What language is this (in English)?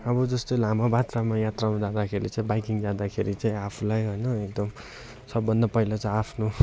Nepali